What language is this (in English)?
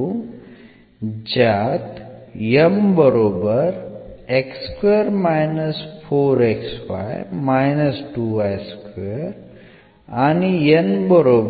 Marathi